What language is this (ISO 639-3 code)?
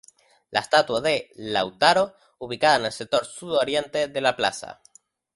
spa